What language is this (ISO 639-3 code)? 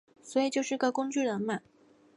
zho